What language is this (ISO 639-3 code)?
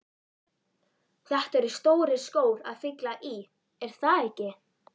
isl